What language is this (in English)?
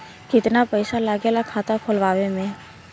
Bhojpuri